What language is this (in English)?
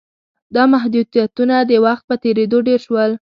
Pashto